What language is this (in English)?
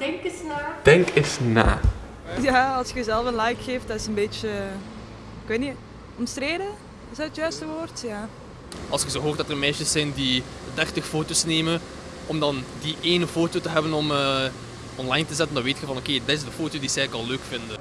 Dutch